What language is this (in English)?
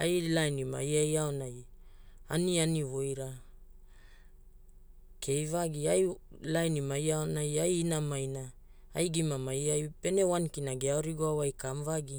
Hula